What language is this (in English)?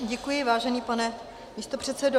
Czech